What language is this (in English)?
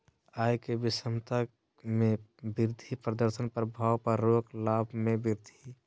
Magahi